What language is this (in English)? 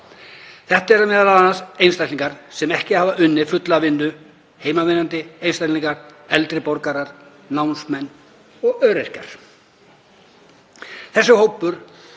Icelandic